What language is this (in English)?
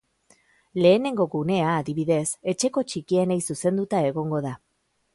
Basque